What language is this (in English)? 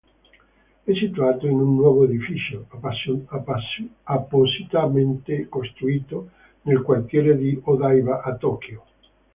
Italian